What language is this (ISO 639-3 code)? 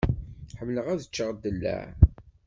kab